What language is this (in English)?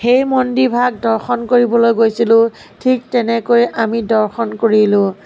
Assamese